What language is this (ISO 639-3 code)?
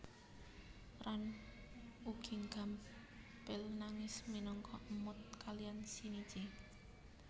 jav